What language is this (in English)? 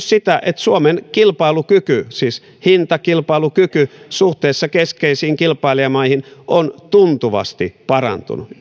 Finnish